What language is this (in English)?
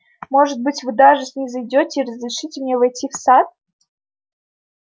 Russian